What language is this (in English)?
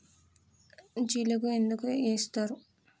Telugu